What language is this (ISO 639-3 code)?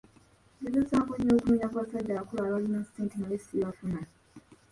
lug